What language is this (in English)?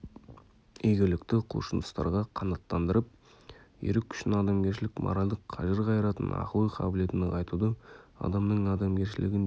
Kazakh